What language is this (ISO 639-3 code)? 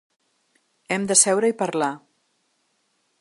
cat